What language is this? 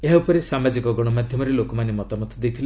Odia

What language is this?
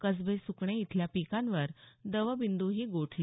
Marathi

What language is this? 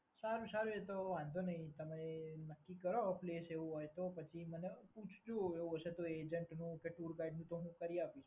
Gujarati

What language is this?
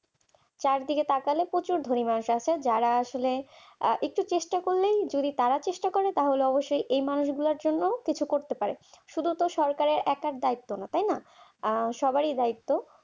Bangla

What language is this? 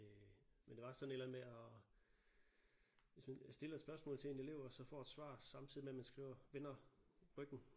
Danish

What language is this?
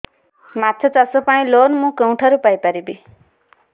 Odia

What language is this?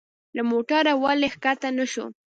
Pashto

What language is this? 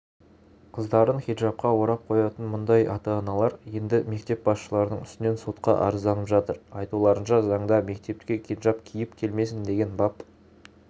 Kazakh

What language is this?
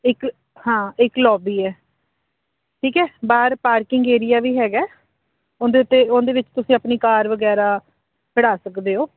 Punjabi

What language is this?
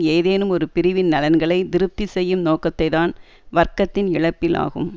Tamil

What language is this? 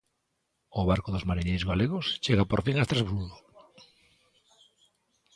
Galician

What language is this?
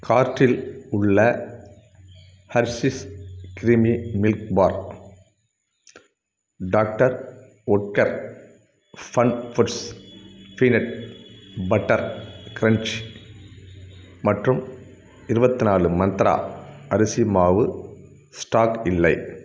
Tamil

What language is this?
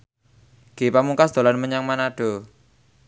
Javanese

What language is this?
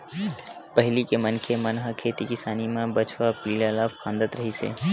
Chhattisgarhi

